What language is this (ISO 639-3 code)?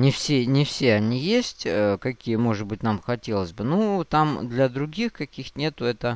rus